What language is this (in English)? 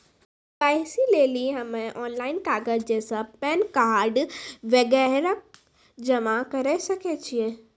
Maithili